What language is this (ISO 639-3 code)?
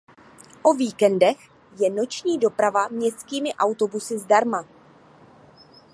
ces